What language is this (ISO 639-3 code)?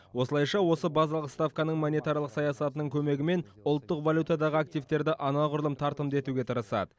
kaz